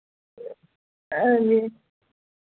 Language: Dogri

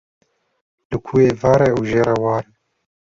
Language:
Kurdish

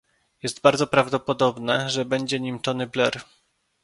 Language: Polish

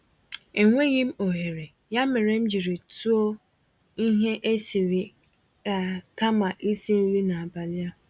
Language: Igbo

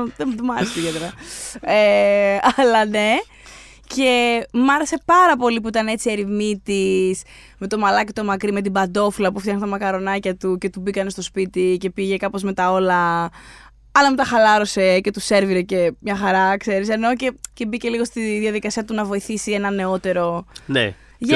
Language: Greek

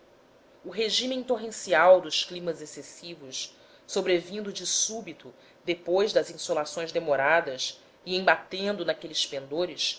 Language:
Portuguese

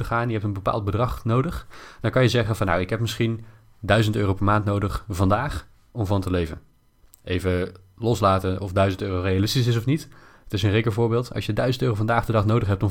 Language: Dutch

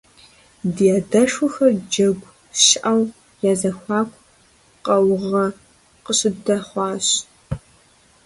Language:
Kabardian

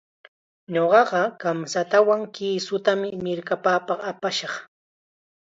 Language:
Chiquián Ancash Quechua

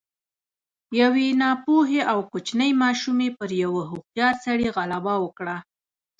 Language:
Pashto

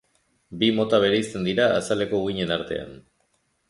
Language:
Basque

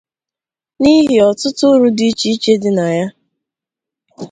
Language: Igbo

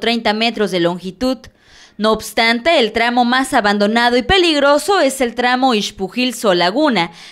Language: Spanish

